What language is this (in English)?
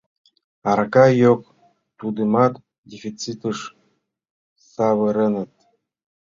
Mari